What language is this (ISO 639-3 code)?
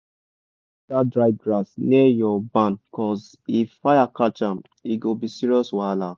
pcm